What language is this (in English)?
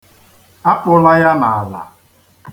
Igbo